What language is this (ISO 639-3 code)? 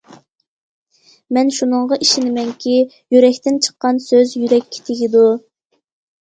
uig